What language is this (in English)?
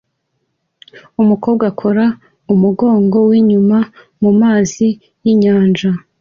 Kinyarwanda